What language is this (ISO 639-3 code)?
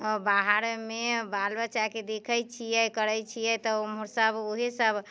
mai